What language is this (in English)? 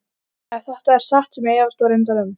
Icelandic